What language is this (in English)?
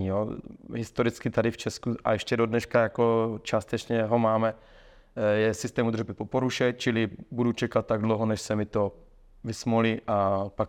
Czech